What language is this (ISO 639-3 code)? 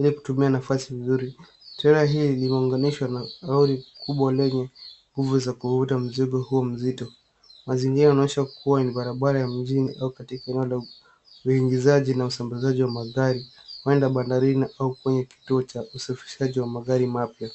swa